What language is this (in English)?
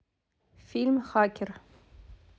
Russian